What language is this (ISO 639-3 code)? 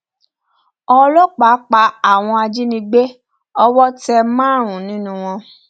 yor